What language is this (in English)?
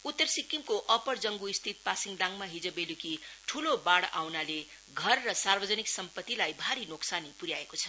Nepali